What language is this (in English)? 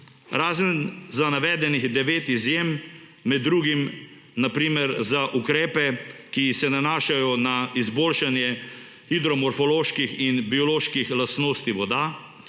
Slovenian